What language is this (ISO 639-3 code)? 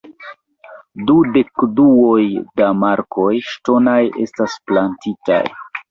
epo